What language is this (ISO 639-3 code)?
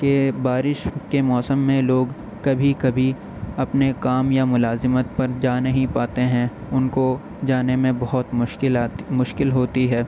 urd